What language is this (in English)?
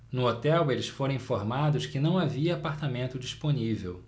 Portuguese